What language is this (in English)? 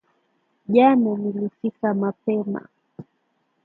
Swahili